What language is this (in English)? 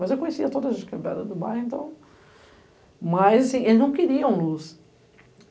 Portuguese